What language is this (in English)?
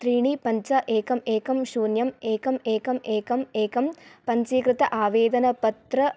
Sanskrit